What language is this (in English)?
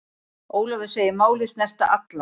Icelandic